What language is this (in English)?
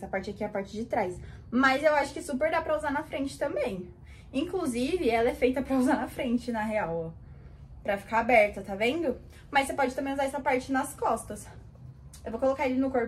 Portuguese